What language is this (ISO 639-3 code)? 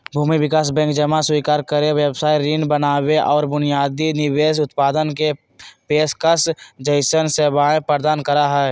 mag